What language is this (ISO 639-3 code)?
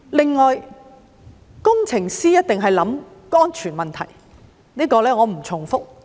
yue